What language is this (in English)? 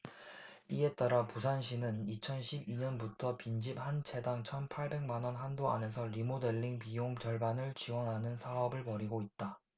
Korean